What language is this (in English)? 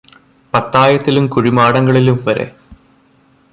Malayalam